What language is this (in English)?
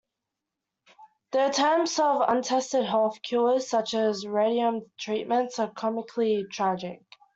English